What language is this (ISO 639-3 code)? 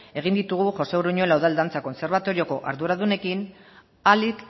eus